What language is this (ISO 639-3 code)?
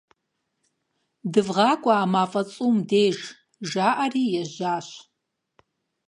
kbd